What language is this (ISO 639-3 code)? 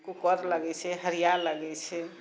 mai